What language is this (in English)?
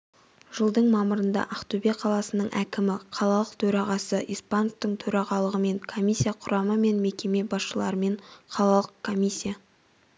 Kazakh